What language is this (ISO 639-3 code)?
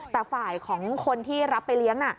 tha